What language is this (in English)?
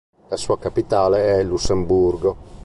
Italian